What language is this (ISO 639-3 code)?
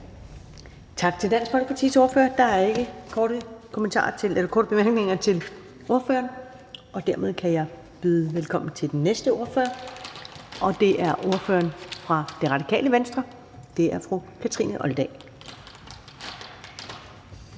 dan